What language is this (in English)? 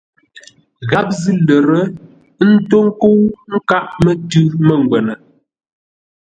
Ngombale